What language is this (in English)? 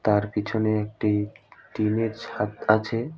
Bangla